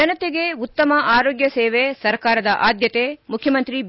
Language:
Kannada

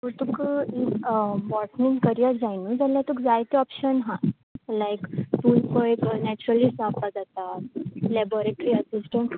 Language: Konkani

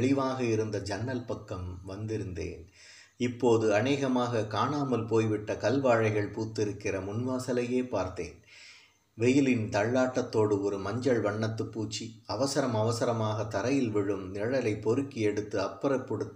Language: Tamil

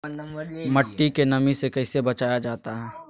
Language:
Magahi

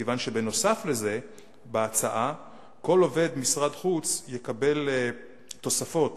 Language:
Hebrew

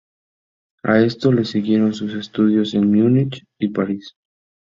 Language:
Spanish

